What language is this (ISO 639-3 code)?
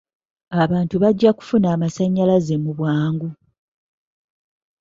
lug